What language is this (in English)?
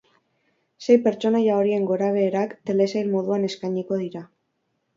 Basque